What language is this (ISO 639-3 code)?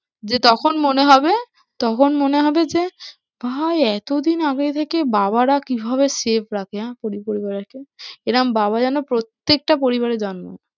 ben